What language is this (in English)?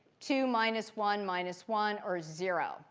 English